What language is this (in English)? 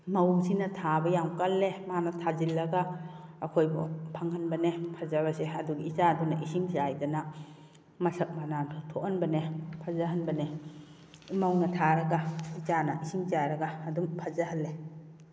Manipuri